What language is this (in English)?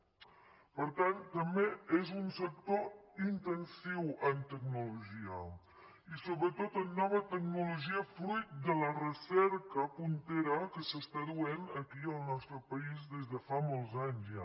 Catalan